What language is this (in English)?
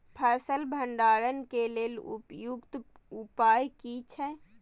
Maithili